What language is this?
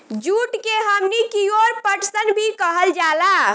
Bhojpuri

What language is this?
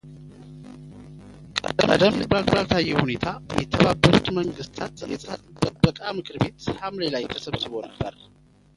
Amharic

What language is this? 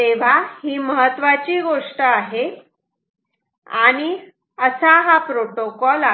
Marathi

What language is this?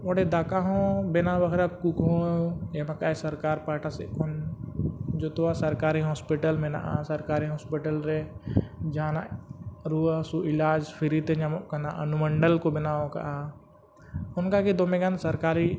Santali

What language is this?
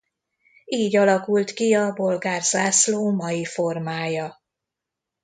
Hungarian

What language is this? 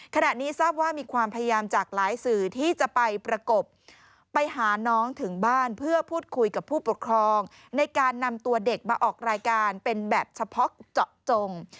Thai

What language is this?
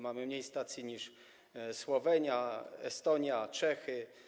Polish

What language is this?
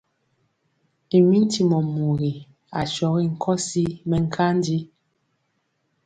Mpiemo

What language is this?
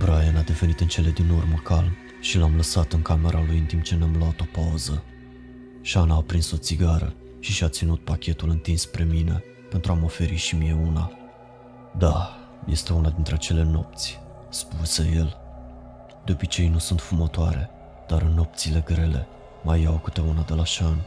Romanian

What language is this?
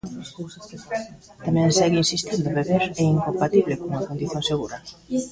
Galician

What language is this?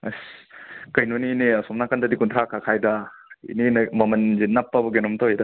Manipuri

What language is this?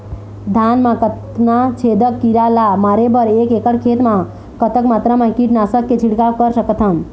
Chhattisgarhi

